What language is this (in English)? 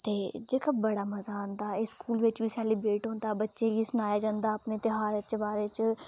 Dogri